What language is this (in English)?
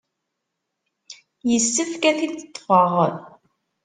Kabyle